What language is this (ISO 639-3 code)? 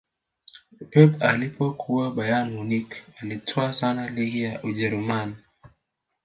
swa